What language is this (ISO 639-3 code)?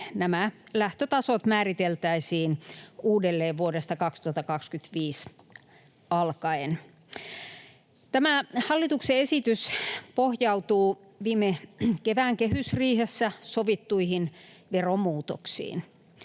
fin